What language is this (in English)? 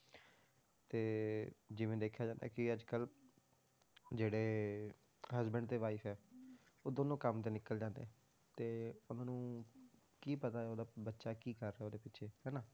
Punjabi